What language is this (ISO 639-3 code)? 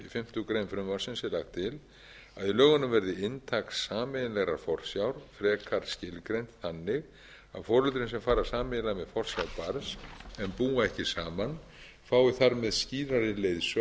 isl